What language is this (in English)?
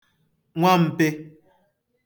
Igbo